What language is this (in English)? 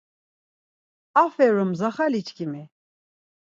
Laz